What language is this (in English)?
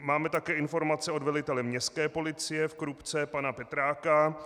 Czech